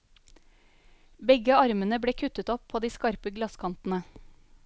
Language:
Norwegian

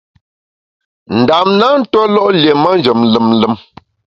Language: Bamun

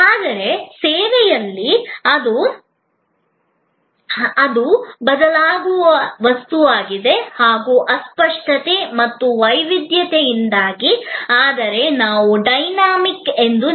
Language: Kannada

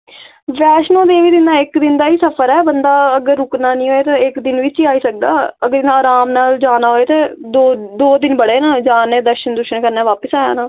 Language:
Dogri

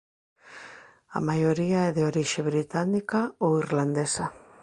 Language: Galician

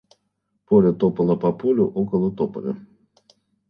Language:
Russian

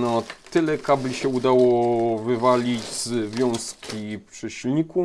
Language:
Polish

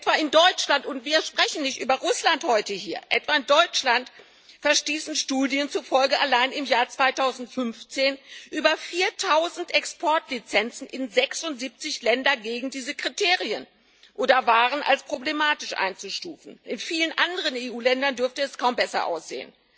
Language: German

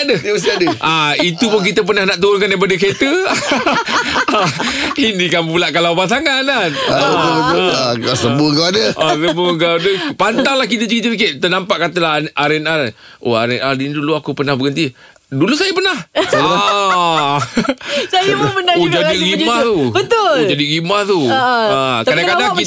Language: Malay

